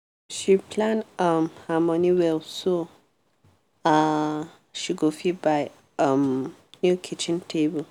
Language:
Nigerian Pidgin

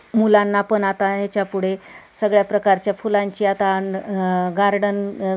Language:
Marathi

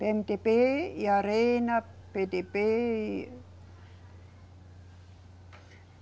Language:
Portuguese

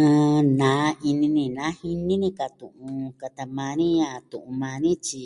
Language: Southwestern Tlaxiaco Mixtec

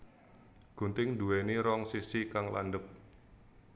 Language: Javanese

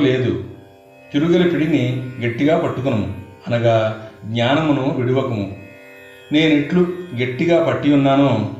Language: Telugu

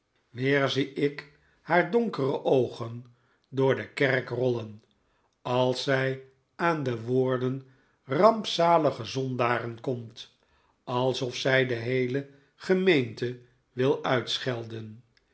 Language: Dutch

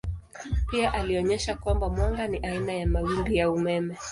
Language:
Swahili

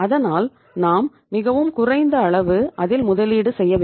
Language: Tamil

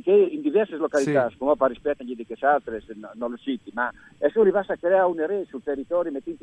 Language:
Italian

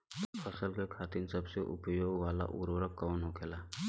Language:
Bhojpuri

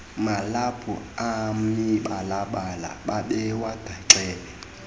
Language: Xhosa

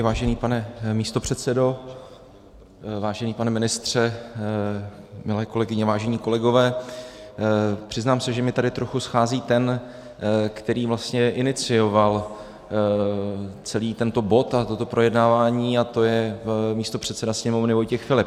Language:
Czech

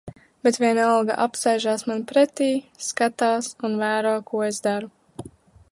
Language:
Latvian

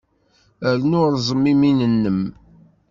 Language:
Kabyle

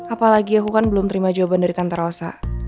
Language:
Indonesian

